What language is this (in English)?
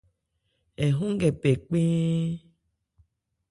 Ebrié